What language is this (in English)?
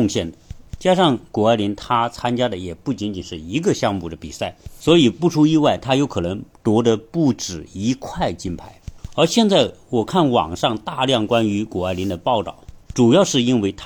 Chinese